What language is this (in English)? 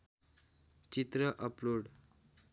Nepali